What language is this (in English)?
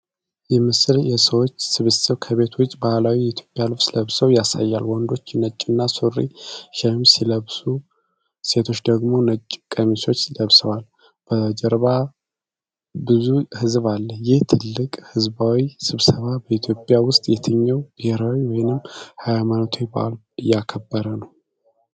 Amharic